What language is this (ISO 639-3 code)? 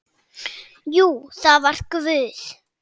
isl